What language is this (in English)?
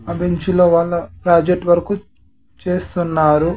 Telugu